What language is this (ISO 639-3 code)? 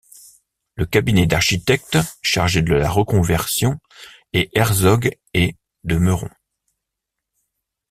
fra